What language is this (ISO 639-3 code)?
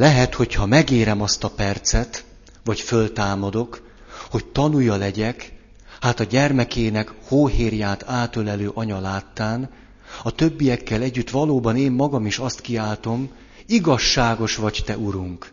hun